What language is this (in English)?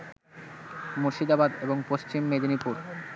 Bangla